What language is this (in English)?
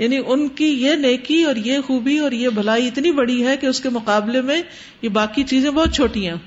Urdu